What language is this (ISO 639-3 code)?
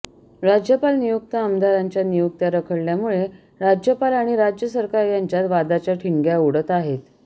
mar